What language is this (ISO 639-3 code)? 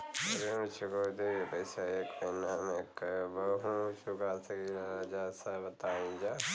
bho